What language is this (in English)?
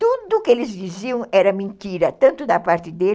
Portuguese